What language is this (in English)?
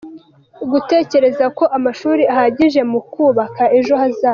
Kinyarwanda